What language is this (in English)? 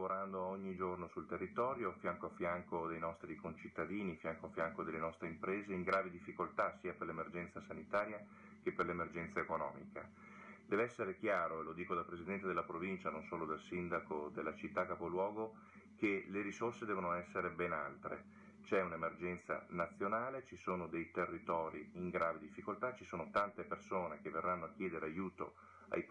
Italian